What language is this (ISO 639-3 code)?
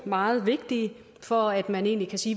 dan